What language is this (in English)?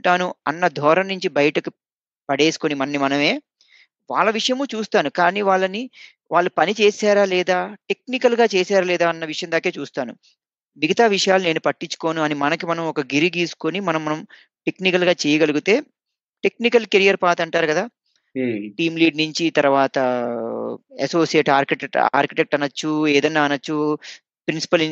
Telugu